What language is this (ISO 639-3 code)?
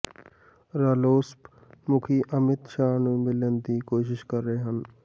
pan